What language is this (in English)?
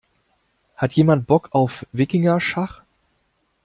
German